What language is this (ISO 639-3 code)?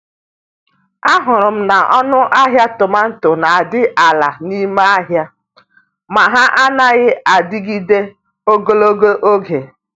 ibo